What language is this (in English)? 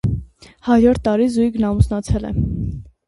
Armenian